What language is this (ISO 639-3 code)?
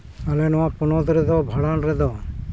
sat